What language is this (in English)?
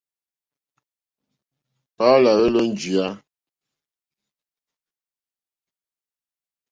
Mokpwe